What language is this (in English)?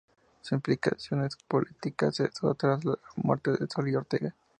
Spanish